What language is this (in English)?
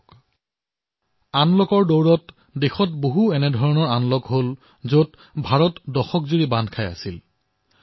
Assamese